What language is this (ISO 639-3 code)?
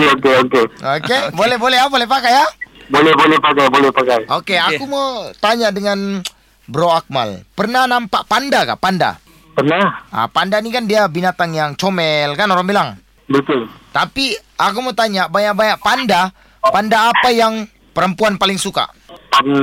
msa